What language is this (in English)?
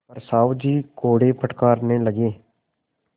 Hindi